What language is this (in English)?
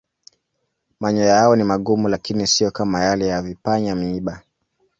Swahili